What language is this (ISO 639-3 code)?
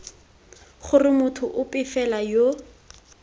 tsn